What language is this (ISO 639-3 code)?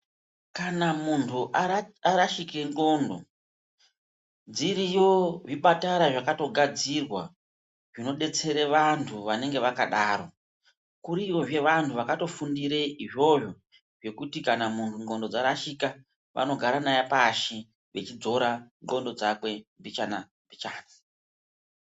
ndc